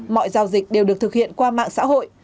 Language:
Vietnamese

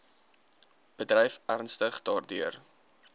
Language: Afrikaans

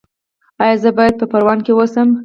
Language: Pashto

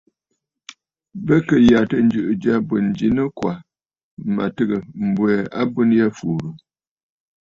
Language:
Bafut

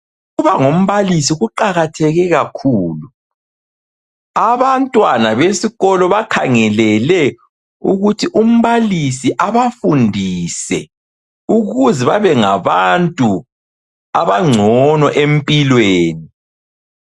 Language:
North Ndebele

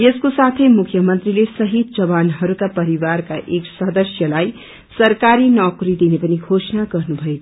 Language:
Nepali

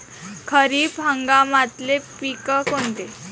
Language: Marathi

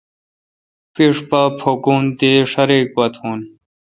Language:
Kalkoti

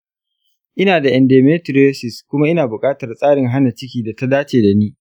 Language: Hausa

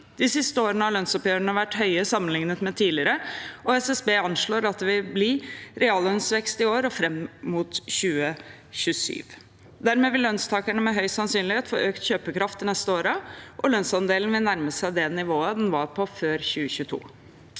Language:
Norwegian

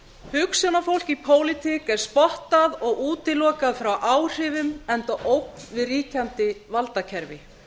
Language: Icelandic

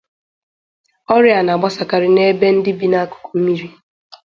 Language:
Igbo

